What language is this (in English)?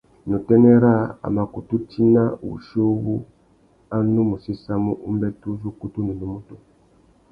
Tuki